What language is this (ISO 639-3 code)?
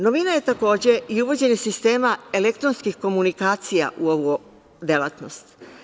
srp